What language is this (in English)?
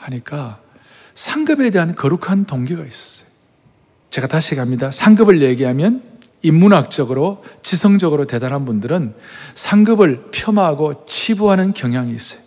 Korean